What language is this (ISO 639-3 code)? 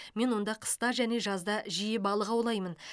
kaz